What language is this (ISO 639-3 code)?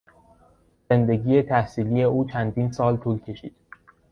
fas